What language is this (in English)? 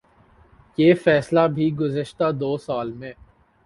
Urdu